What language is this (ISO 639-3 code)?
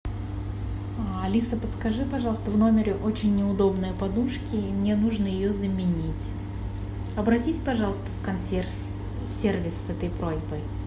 rus